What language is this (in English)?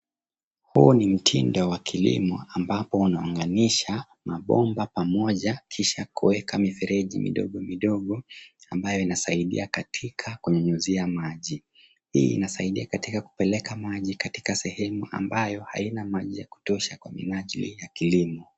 Swahili